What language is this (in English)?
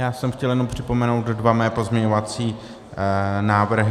Czech